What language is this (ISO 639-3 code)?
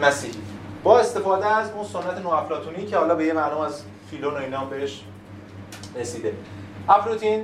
fas